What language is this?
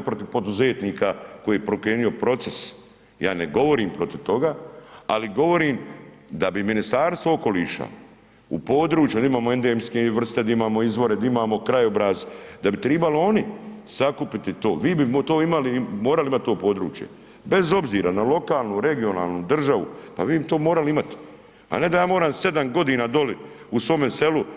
Croatian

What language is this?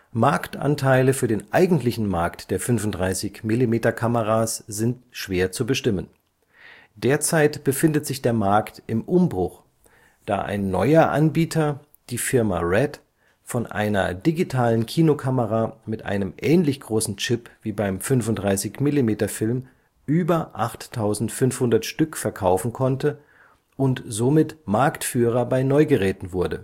German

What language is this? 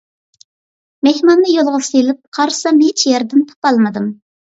Uyghur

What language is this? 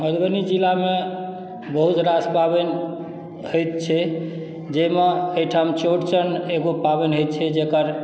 Maithili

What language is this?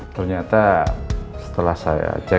Indonesian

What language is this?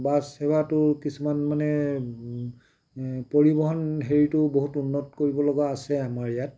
Assamese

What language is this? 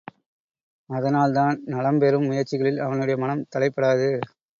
Tamil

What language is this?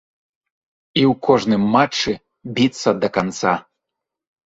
Belarusian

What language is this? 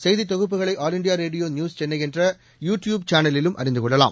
Tamil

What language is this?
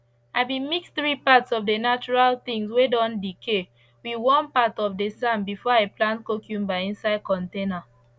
Nigerian Pidgin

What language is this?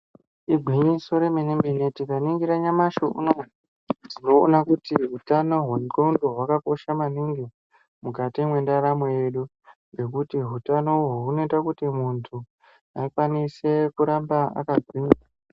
Ndau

